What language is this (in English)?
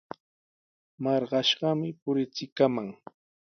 Sihuas Ancash Quechua